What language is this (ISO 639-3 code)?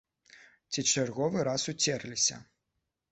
bel